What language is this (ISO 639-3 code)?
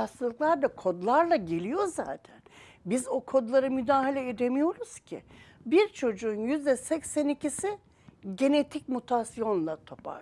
tur